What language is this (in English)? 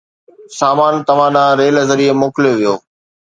Sindhi